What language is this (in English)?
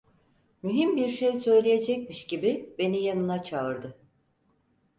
Turkish